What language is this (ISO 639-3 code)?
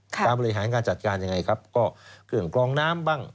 tha